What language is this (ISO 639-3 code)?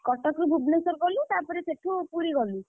ori